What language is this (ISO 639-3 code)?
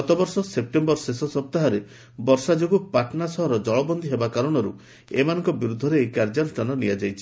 ori